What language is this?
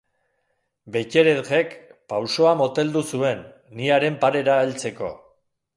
Basque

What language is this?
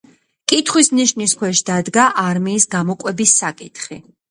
Georgian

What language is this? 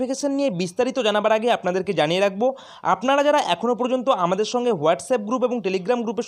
Hindi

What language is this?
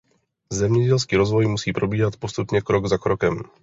Czech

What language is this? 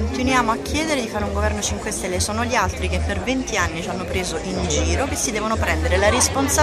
Italian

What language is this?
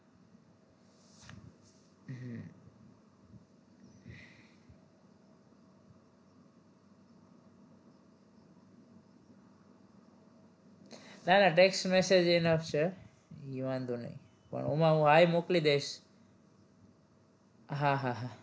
Gujarati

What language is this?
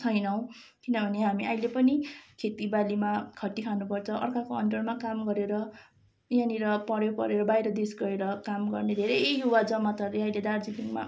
Nepali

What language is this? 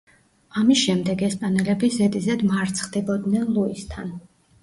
Georgian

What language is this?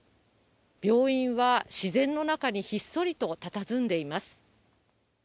Japanese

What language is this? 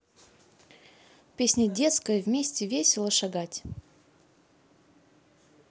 Russian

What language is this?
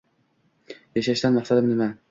Uzbek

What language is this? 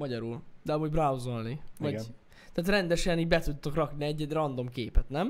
Hungarian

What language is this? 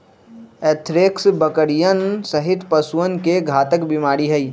Magahi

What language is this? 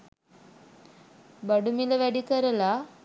Sinhala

